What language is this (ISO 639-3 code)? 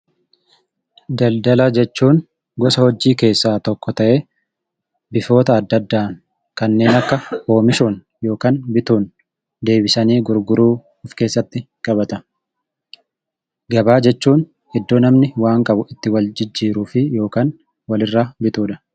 orm